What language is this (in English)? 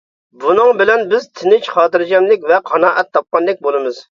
Uyghur